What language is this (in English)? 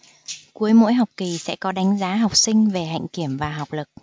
Vietnamese